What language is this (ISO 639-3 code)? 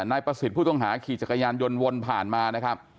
tha